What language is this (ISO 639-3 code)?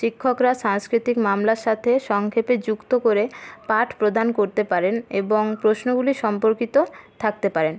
ben